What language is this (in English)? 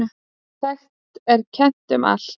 Icelandic